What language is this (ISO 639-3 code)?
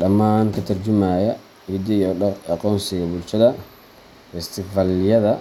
som